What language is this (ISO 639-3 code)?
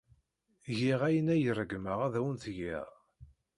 kab